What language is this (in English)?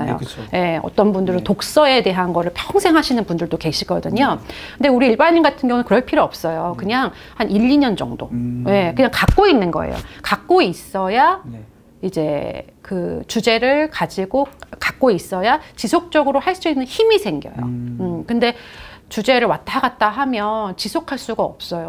Korean